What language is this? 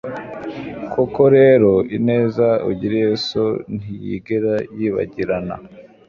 Kinyarwanda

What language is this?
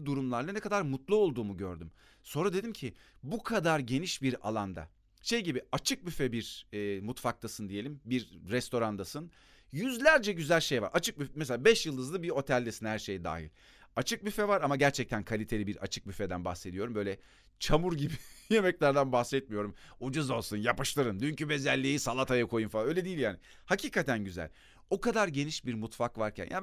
Turkish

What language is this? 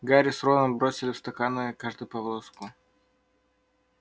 Russian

